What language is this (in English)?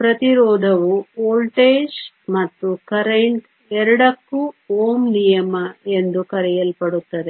Kannada